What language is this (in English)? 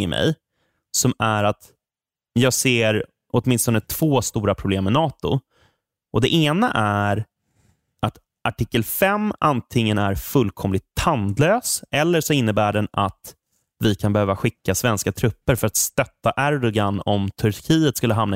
Swedish